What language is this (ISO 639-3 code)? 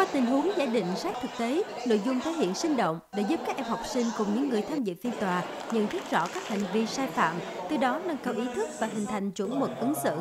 vie